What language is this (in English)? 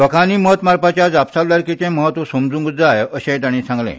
Konkani